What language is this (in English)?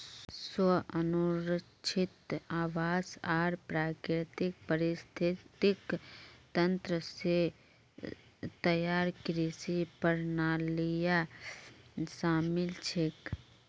Magahi